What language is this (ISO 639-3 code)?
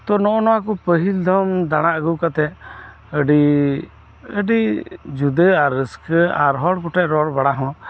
sat